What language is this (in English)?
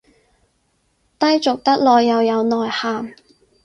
Cantonese